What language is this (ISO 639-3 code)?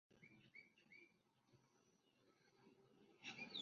zho